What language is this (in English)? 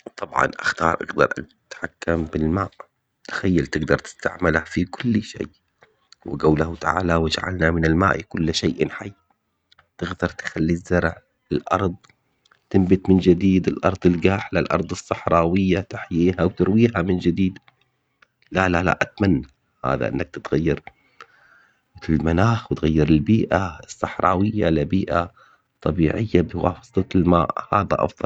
Omani Arabic